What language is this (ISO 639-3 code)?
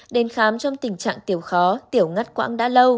vie